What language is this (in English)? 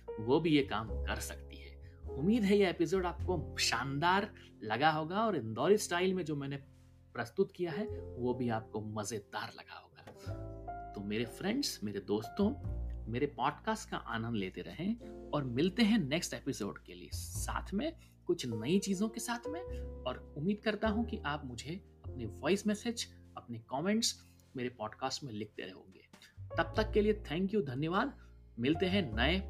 Hindi